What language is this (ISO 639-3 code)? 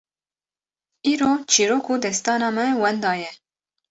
kur